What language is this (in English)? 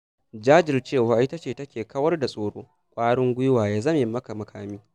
Hausa